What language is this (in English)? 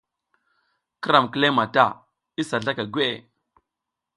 South Giziga